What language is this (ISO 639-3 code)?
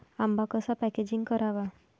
mar